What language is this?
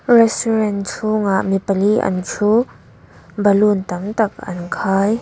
Mizo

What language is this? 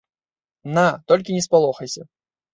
Belarusian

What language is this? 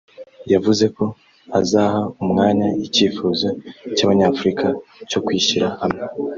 Kinyarwanda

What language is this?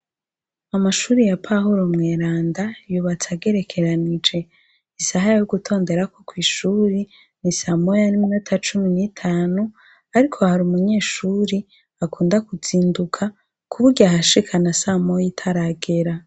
Rundi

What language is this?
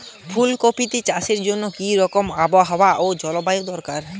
Bangla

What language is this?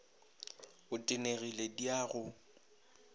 Northern Sotho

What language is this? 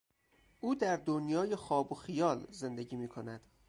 Persian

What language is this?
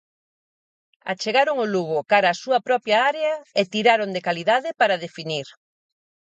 Galician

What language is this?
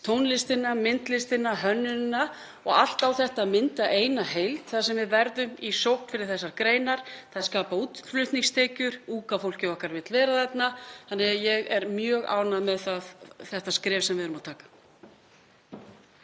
Icelandic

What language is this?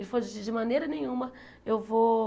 Portuguese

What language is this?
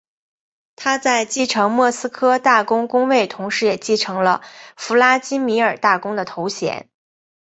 Chinese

